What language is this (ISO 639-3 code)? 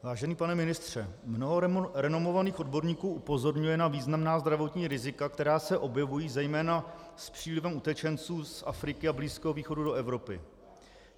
ces